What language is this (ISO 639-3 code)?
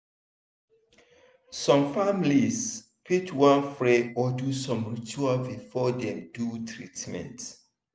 pcm